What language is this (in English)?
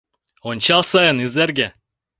Mari